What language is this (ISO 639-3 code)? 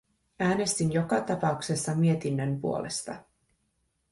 fin